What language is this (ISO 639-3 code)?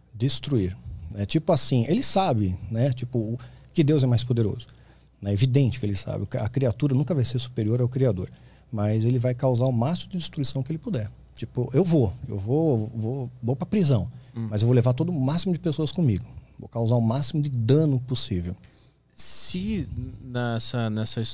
por